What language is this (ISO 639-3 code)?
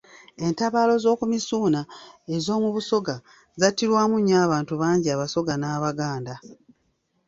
lug